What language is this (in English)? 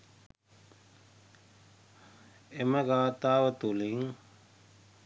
Sinhala